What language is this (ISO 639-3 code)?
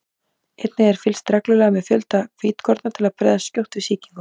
isl